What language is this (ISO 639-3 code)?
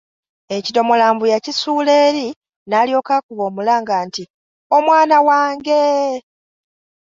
lug